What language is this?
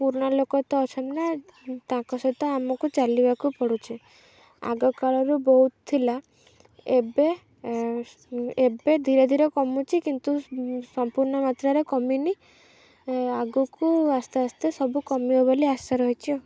Odia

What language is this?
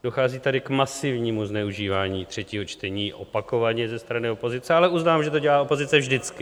Czech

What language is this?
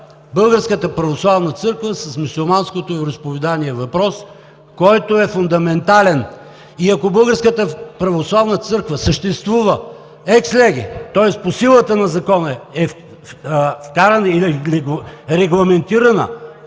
Bulgarian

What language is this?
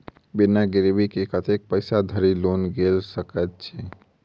Maithili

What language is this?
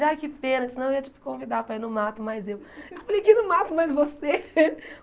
Portuguese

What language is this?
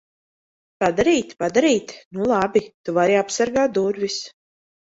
Latvian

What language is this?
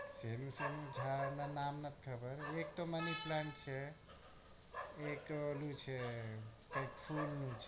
Gujarati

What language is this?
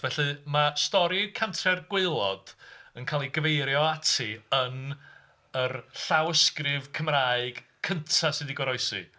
Welsh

